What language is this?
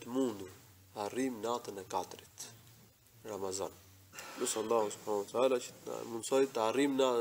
Arabic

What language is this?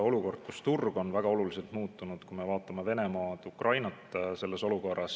Estonian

